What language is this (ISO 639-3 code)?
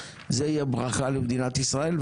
heb